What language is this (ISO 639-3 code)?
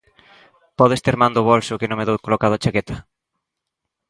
glg